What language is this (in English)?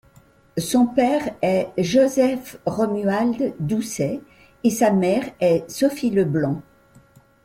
French